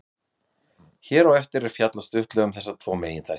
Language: Icelandic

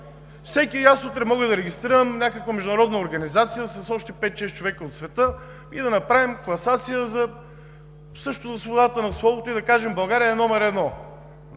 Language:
Bulgarian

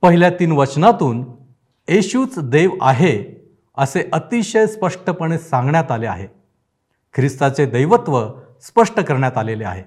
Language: Marathi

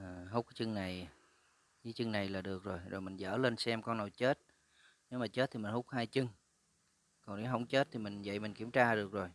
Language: Vietnamese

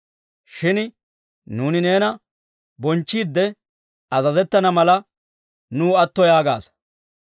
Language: Dawro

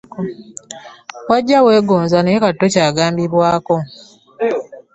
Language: Ganda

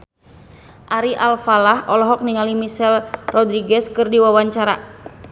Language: Sundanese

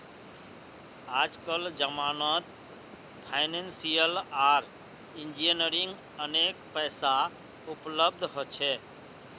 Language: Magahi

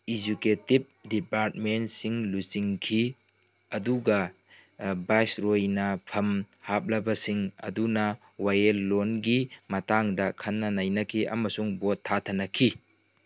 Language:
Manipuri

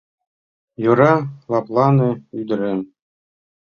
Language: Mari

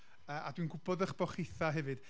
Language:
Welsh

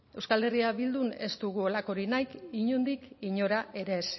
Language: Basque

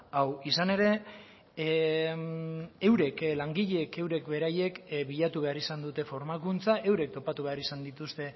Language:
Basque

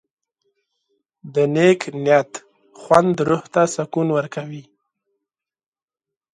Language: Pashto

